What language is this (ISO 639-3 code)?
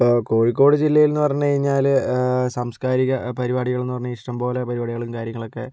mal